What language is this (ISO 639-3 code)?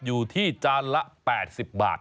tha